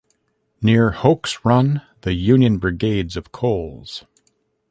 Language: English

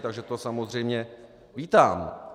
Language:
Czech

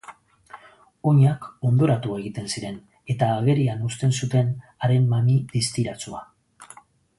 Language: Basque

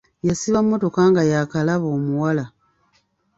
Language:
Ganda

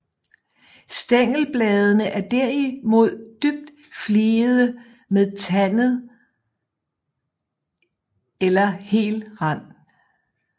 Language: Danish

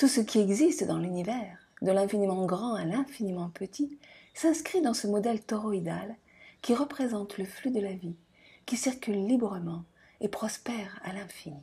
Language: French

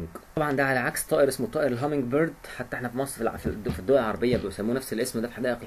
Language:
Arabic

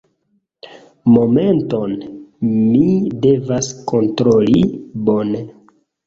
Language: Esperanto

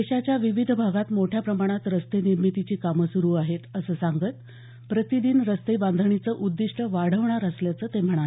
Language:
Marathi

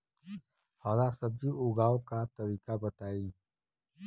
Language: Bhojpuri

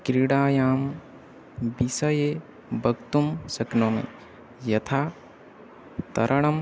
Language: Sanskrit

